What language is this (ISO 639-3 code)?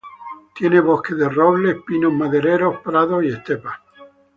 spa